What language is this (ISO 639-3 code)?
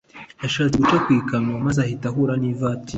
kin